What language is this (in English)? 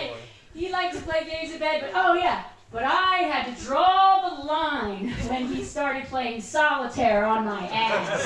English